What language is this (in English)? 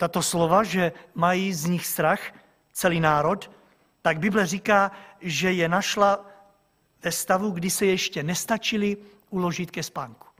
Czech